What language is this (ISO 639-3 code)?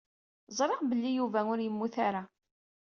kab